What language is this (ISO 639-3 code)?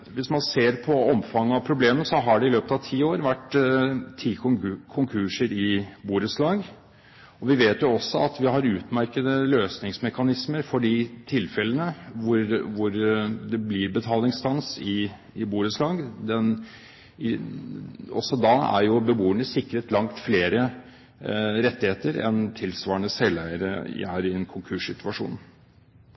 nob